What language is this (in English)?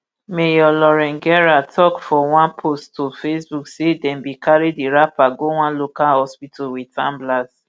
Nigerian Pidgin